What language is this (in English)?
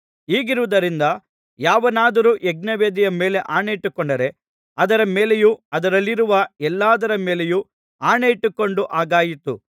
Kannada